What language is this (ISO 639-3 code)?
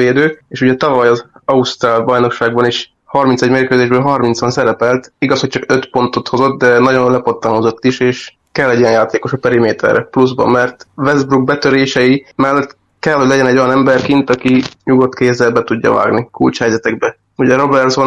hun